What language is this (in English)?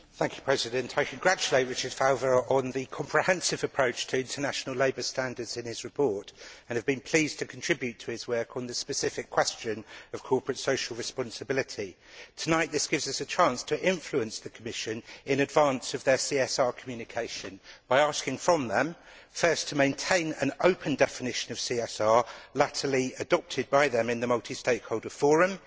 English